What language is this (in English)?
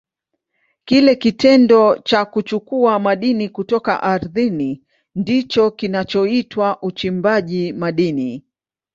Swahili